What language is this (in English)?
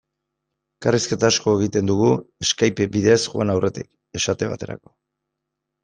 Basque